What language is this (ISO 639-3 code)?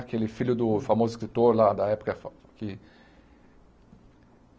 por